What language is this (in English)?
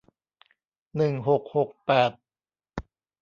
Thai